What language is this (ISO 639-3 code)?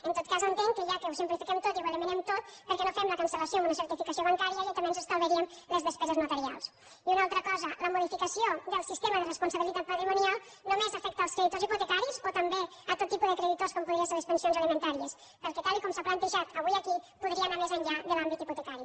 cat